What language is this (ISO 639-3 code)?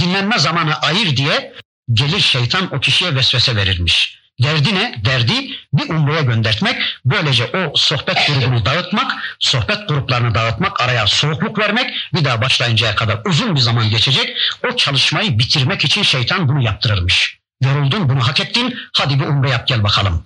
tur